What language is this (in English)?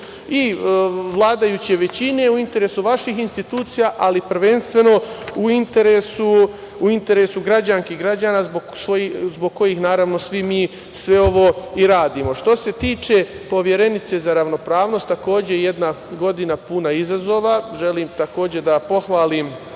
Serbian